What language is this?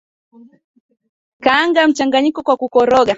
Swahili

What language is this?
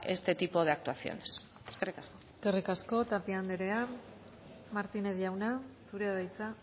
Basque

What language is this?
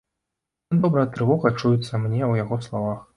Belarusian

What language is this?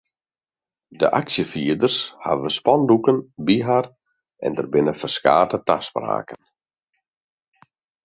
Western Frisian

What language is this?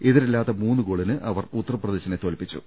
Malayalam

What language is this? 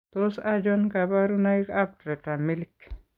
Kalenjin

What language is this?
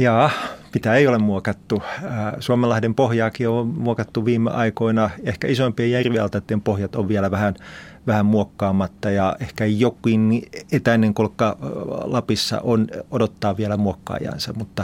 Finnish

